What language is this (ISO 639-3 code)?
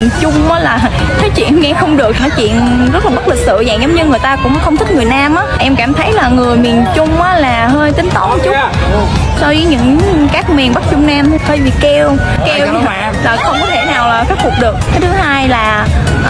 vie